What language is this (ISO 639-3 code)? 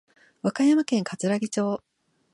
jpn